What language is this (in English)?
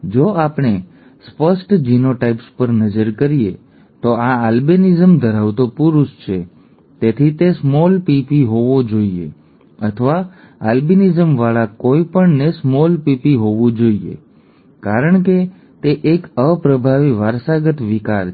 Gujarati